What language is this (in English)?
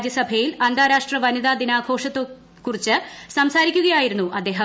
Malayalam